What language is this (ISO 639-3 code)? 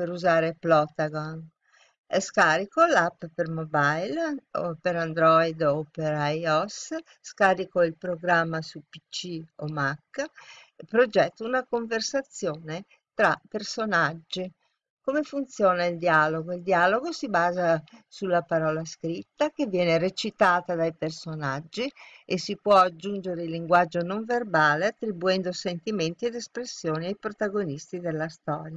ita